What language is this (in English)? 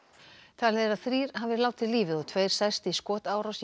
Icelandic